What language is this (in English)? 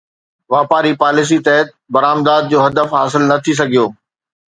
Sindhi